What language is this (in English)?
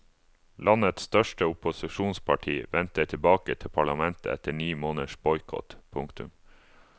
Norwegian